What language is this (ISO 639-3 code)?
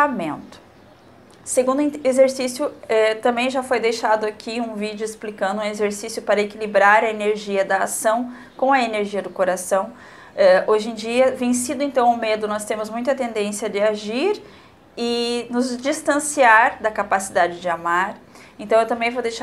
por